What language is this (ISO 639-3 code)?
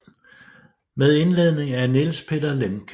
dan